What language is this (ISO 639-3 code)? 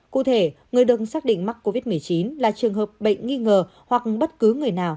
vie